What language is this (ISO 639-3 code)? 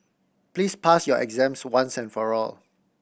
eng